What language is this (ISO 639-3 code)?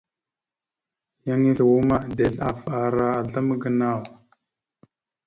mxu